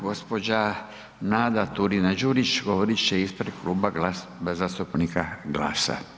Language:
Croatian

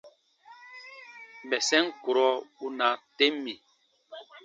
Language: Baatonum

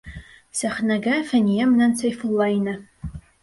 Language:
Bashkir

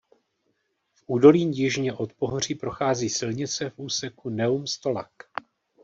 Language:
Czech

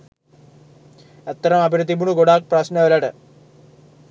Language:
Sinhala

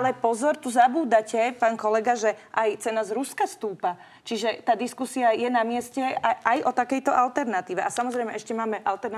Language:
Slovak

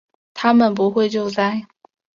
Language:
Chinese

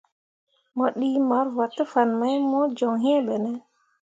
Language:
Mundang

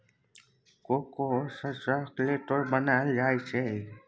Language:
Maithili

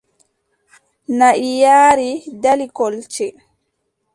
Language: Adamawa Fulfulde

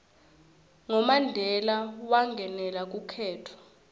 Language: Swati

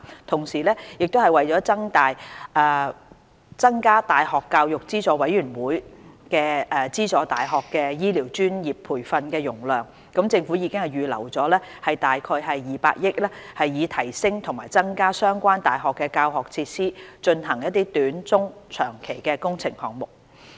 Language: Cantonese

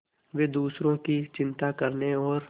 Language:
Hindi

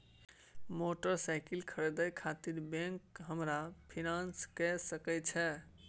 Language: Maithili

